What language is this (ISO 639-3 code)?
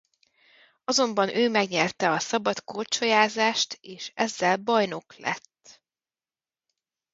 hun